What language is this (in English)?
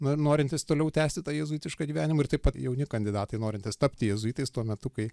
Lithuanian